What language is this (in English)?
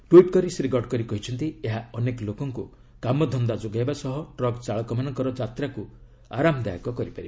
Odia